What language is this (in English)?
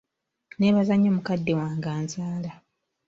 Ganda